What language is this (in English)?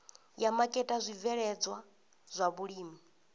Venda